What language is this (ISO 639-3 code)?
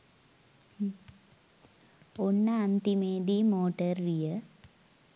sin